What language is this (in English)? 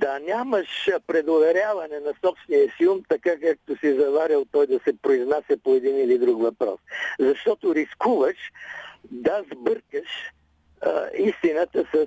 Bulgarian